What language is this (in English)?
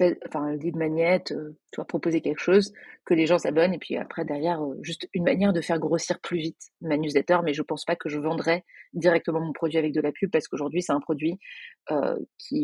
French